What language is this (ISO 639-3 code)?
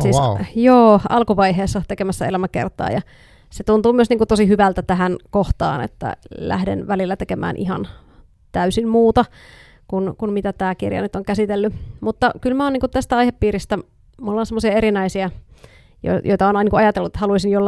fin